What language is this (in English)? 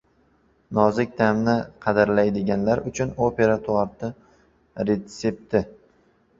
Uzbek